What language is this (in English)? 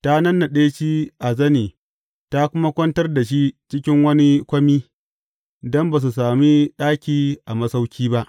Hausa